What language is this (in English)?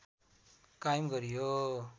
Nepali